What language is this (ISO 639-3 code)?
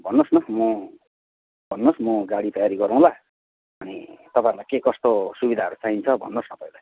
nep